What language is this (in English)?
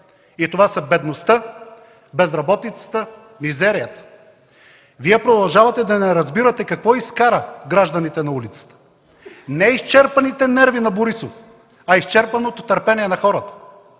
Bulgarian